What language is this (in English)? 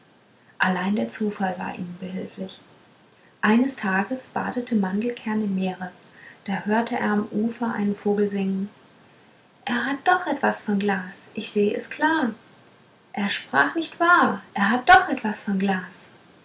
German